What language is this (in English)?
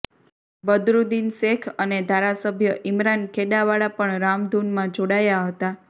Gujarati